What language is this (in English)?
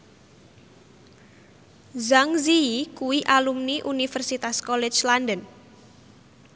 Javanese